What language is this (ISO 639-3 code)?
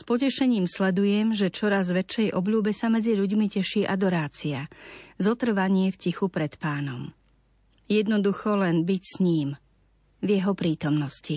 slk